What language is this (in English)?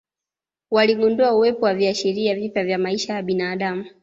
Swahili